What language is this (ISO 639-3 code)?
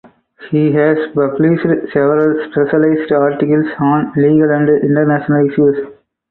eng